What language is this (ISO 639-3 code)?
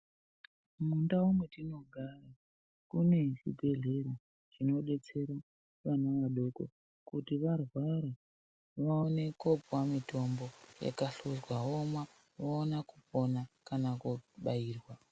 ndc